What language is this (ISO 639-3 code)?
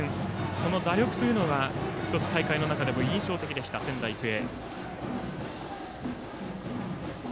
jpn